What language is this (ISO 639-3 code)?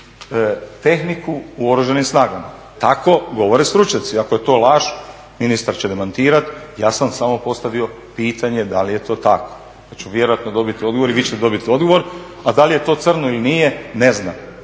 hrv